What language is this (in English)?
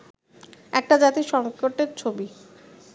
Bangla